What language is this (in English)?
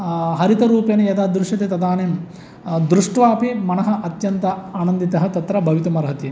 Sanskrit